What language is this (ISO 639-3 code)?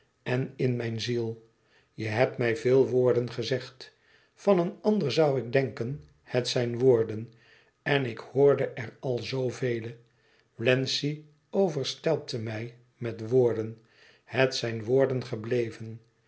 nld